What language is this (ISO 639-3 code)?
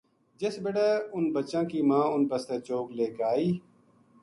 gju